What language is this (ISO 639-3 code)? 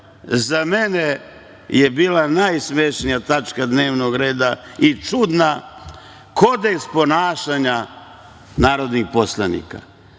srp